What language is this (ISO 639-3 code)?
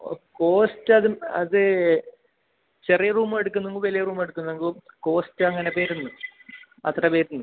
mal